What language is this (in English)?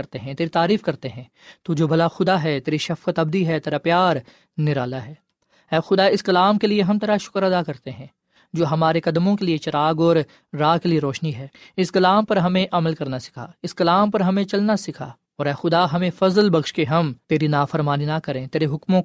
Urdu